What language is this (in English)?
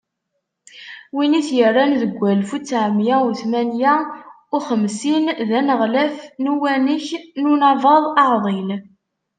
Kabyle